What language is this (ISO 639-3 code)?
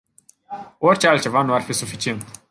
ron